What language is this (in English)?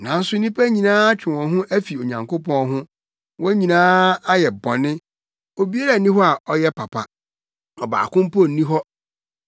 Akan